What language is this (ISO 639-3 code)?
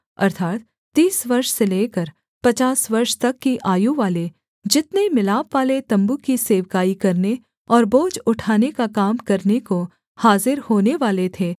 hin